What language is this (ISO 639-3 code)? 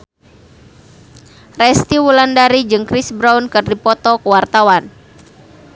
sun